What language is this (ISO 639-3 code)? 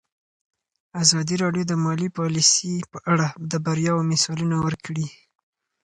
pus